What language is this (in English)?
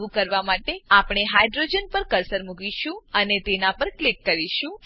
Gujarati